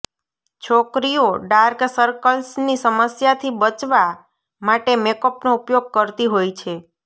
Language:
Gujarati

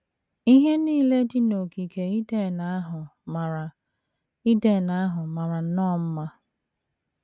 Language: Igbo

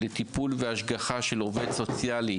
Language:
Hebrew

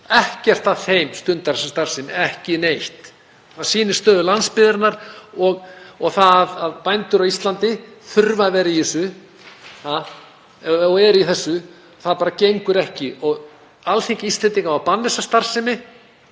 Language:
Icelandic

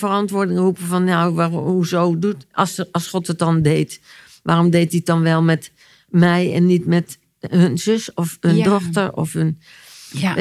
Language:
Dutch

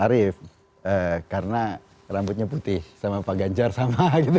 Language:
Indonesian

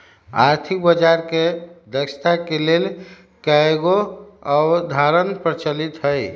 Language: Magahi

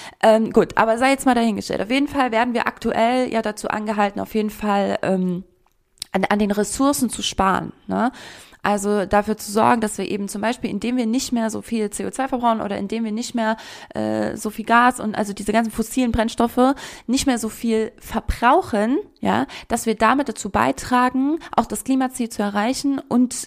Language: German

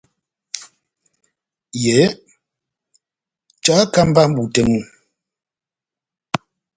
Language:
Batanga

